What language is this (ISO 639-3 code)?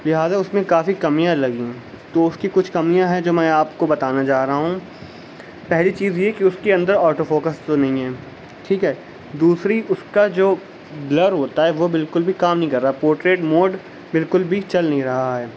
urd